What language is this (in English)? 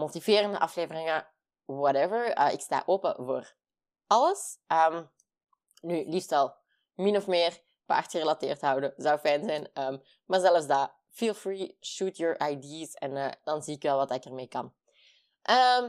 Dutch